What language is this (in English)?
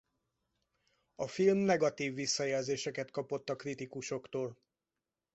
Hungarian